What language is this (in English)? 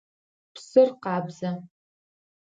Adyghe